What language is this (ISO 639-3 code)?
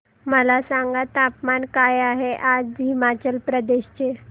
mar